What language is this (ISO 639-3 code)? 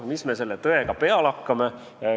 est